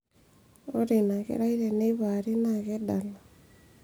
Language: Masai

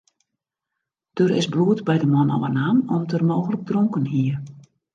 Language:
Western Frisian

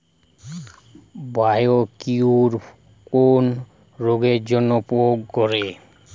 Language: Bangla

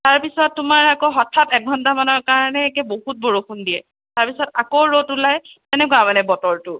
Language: Assamese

